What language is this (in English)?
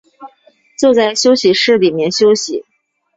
Chinese